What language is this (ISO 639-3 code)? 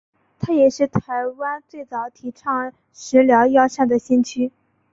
zho